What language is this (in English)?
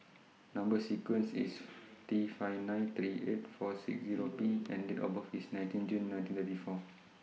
English